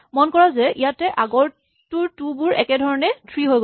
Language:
Assamese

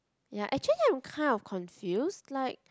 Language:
English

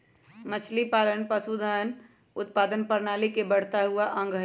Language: Magahi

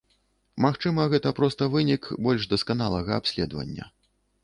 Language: Belarusian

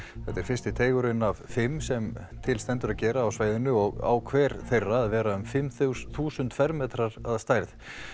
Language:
Icelandic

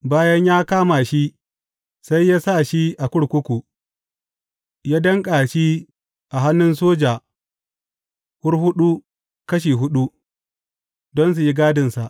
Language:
Hausa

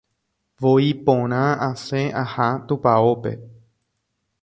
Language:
Guarani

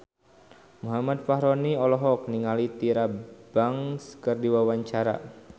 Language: Sundanese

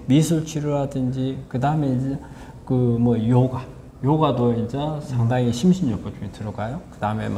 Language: Korean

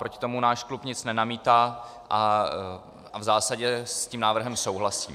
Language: Czech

